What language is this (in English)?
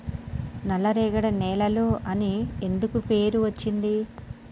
Telugu